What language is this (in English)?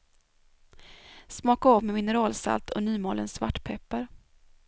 Swedish